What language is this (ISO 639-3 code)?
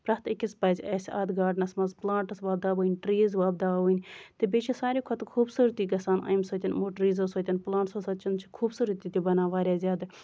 kas